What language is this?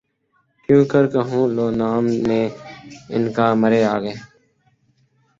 Urdu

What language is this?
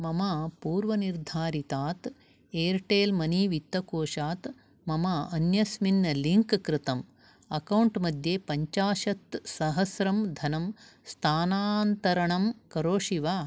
Sanskrit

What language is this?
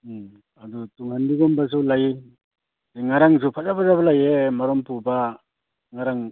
Manipuri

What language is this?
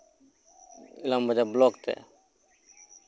Santali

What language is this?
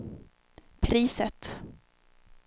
Swedish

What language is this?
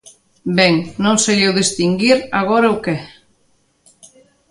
Galician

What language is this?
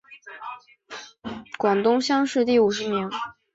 Chinese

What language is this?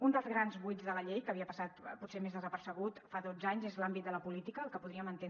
Catalan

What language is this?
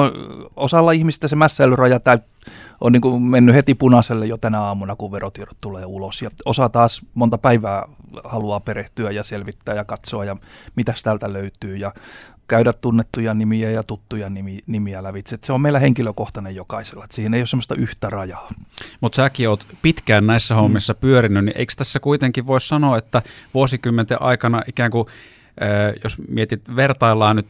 Finnish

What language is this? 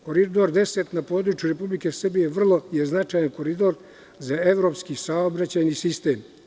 Serbian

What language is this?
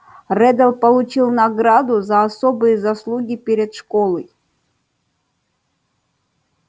Russian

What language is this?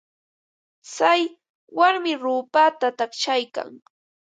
Ambo-Pasco Quechua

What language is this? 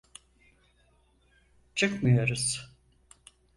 Turkish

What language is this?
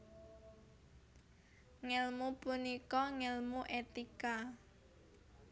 Javanese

